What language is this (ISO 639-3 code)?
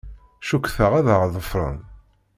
kab